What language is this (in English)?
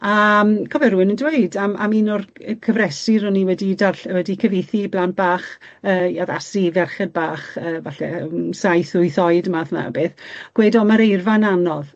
Welsh